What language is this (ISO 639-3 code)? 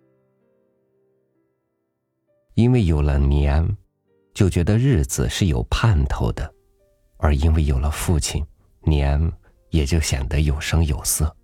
zho